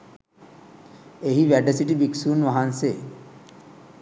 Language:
Sinhala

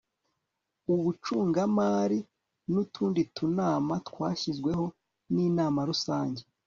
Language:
Kinyarwanda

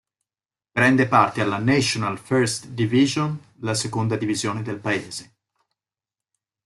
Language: Italian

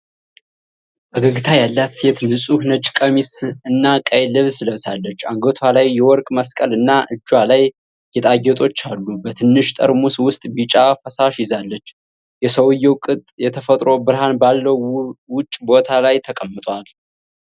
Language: Amharic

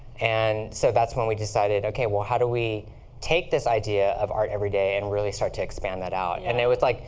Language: English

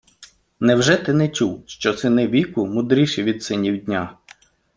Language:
Ukrainian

